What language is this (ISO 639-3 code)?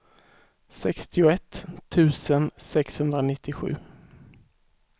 swe